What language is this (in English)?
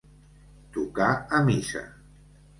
Catalan